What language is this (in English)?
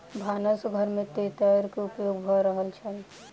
Maithili